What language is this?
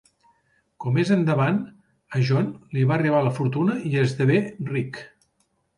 Catalan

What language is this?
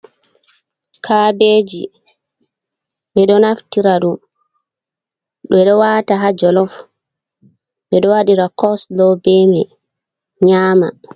Fula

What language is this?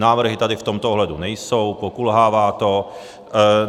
Czech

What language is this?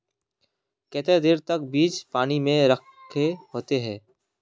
Magahi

